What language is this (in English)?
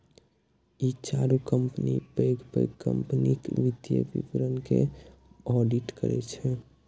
Maithili